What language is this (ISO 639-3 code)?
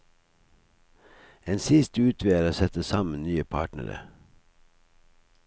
nor